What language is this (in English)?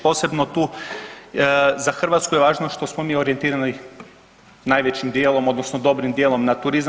Croatian